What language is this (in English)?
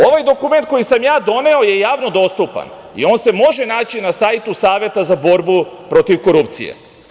Serbian